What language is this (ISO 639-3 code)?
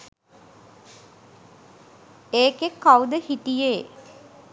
sin